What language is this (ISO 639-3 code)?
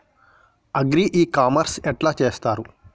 tel